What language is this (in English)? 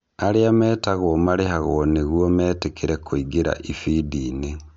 Kikuyu